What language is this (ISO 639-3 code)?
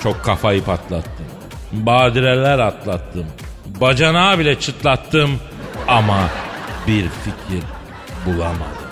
tur